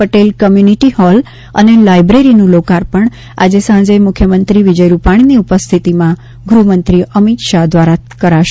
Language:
Gujarati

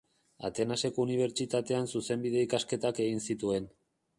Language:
Basque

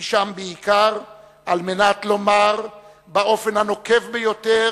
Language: Hebrew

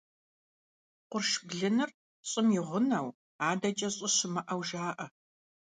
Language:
Kabardian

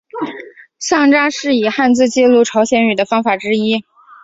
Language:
Chinese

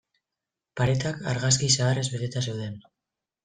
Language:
Basque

